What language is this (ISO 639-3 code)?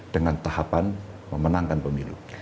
ind